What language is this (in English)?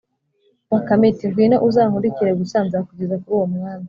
Kinyarwanda